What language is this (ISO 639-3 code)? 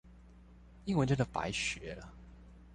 zho